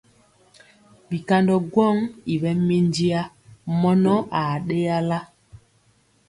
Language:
Mpiemo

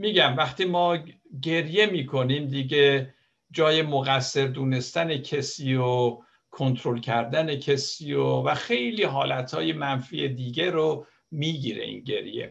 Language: Persian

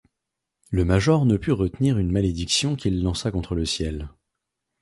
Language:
French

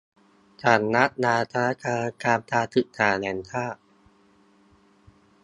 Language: Thai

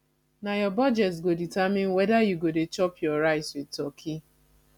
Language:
Nigerian Pidgin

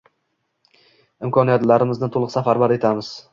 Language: Uzbek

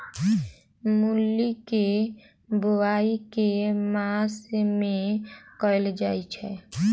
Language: Maithili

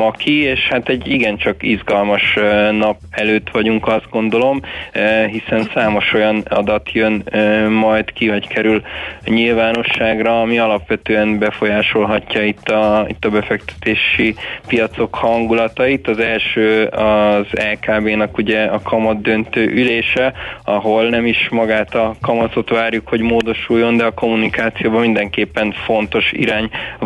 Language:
Hungarian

